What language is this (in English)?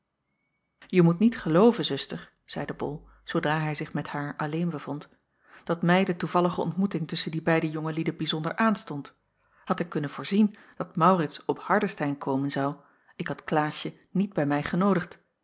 Dutch